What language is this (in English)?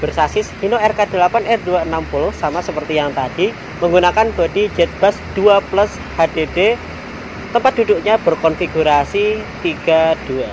Indonesian